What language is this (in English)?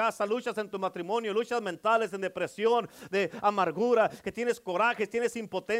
Spanish